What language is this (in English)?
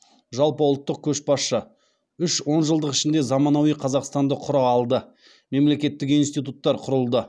Kazakh